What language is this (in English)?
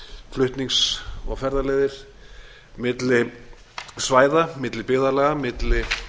Icelandic